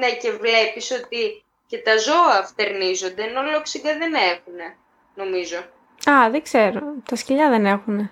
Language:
Greek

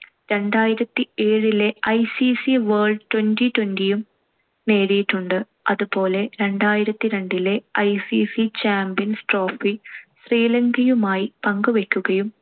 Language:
Malayalam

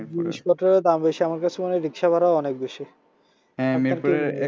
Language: Bangla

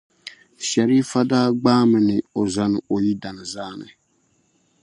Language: Dagbani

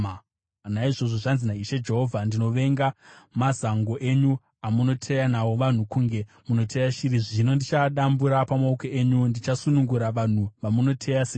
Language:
Shona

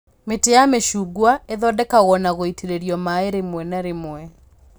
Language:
Kikuyu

